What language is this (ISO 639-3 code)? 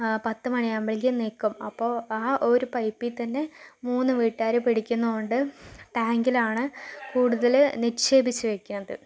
mal